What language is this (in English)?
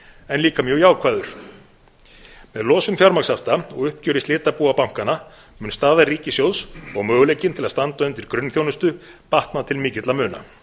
Icelandic